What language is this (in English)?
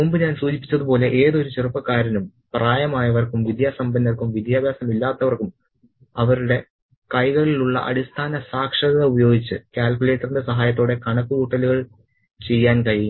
Malayalam